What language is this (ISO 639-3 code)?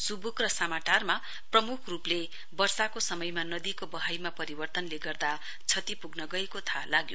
nep